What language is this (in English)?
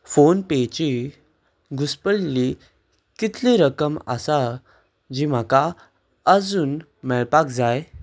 Konkani